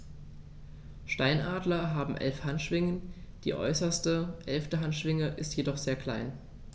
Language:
German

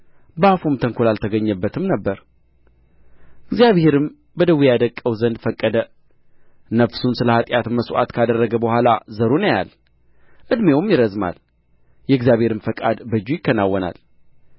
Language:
Amharic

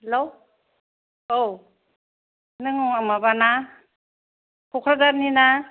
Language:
Bodo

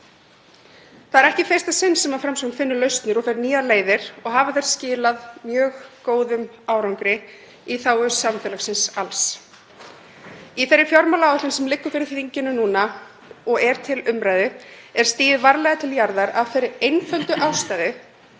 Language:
Icelandic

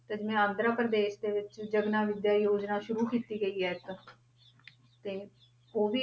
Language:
Punjabi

